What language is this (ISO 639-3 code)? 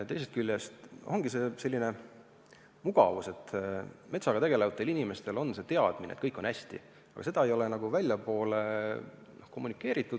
est